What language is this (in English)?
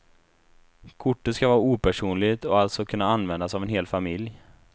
Swedish